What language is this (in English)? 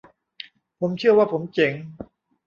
Thai